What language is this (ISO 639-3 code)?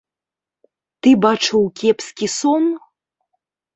bel